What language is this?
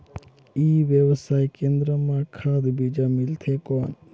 Chhattisgarhi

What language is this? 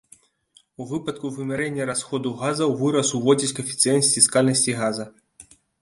Belarusian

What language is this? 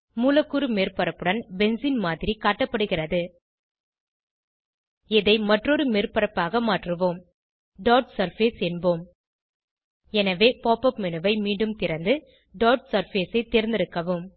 Tamil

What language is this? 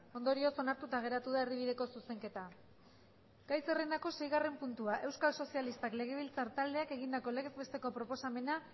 Basque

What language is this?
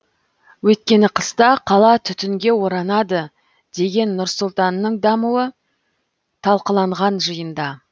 Kazakh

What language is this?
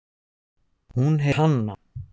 Icelandic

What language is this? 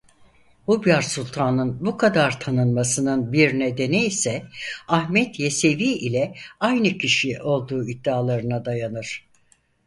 Turkish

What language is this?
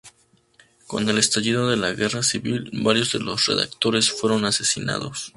Spanish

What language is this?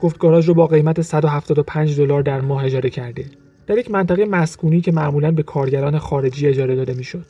Persian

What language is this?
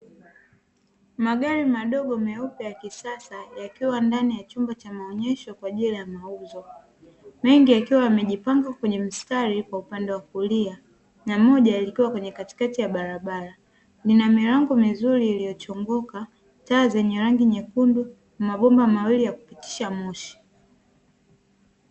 Swahili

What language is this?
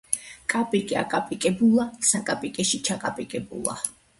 Georgian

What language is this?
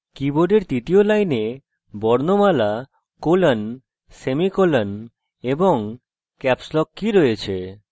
Bangla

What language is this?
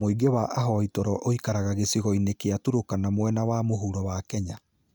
Kikuyu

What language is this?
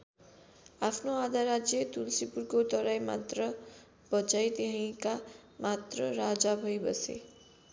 Nepali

